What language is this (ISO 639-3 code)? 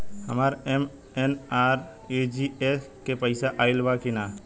bho